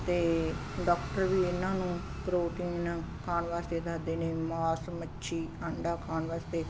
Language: Punjabi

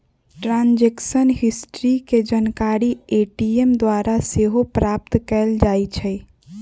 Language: Magahi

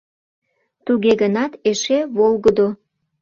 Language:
Mari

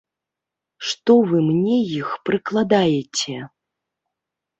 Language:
Belarusian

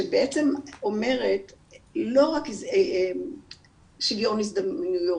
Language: Hebrew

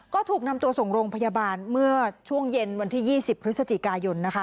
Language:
Thai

